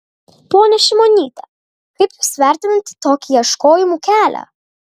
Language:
Lithuanian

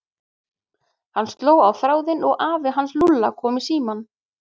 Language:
Icelandic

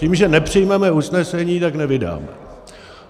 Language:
Czech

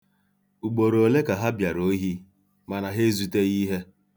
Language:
Igbo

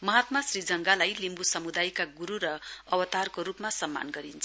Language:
Nepali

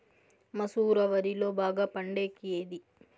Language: Telugu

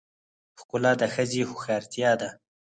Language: Pashto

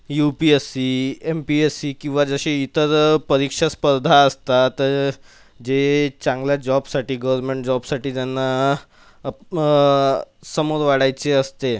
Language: Marathi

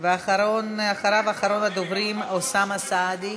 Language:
Hebrew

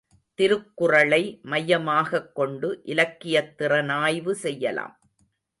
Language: Tamil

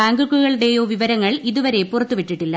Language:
Malayalam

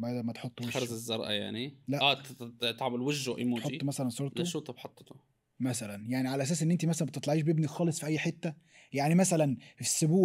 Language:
Arabic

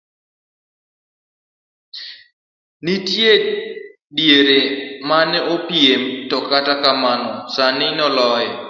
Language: Luo (Kenya and Tanzania)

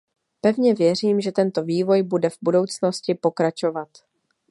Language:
Czech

